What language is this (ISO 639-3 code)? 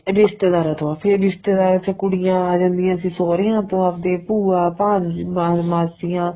pan